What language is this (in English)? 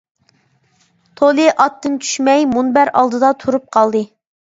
Uyghur